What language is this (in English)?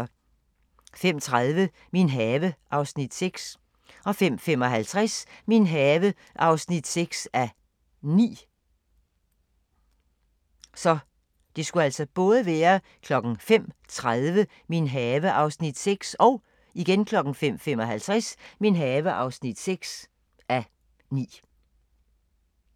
Danish